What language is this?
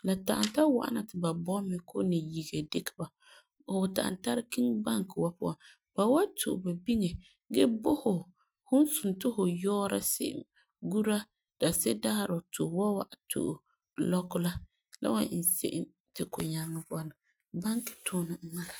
Frafra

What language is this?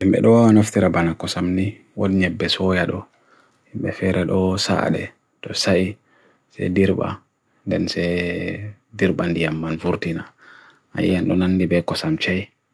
Bagirmi Fulfulde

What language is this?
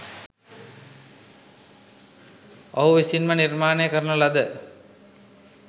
Sinhala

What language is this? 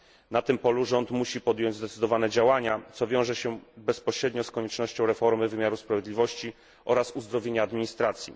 Polish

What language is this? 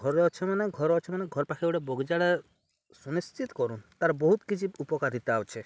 Odia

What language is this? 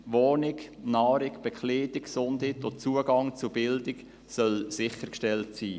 Swiss German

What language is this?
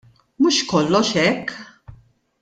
Maltese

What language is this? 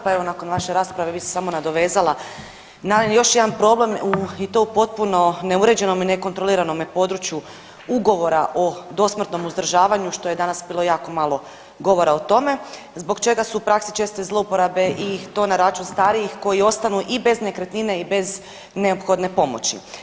Croatian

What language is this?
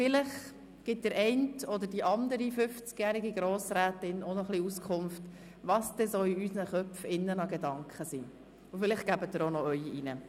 Swiss German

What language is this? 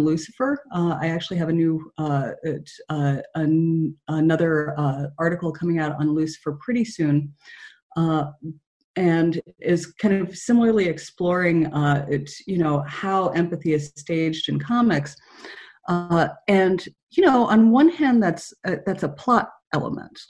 English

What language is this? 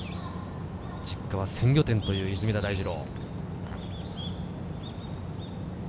Japanese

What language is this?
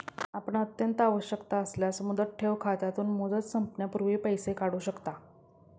Marathi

